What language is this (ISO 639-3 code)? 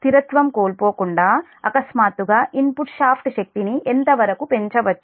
tel